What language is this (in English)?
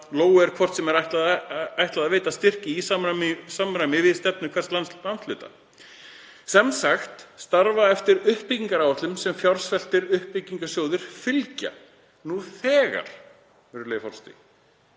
Icelandic